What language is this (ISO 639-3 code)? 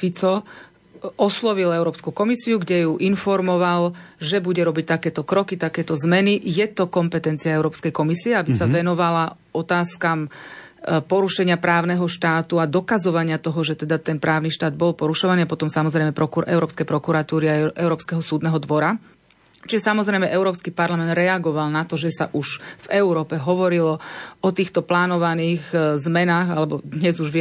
slk